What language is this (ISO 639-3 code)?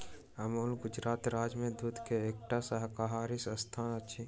mai